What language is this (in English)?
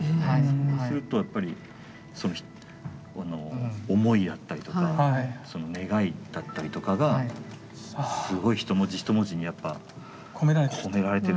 Japanese